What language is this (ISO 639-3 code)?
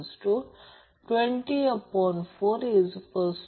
mar